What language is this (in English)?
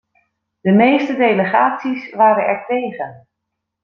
Dutch